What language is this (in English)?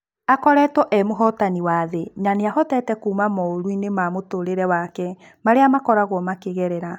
Kikuyu